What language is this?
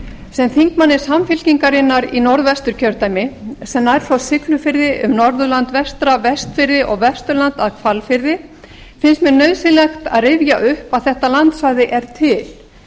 Icelandic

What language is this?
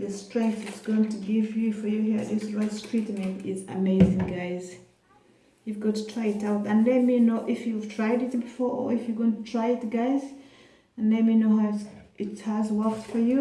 English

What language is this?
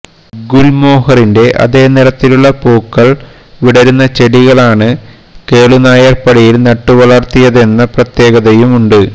Malayalam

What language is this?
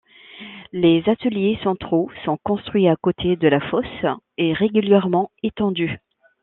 French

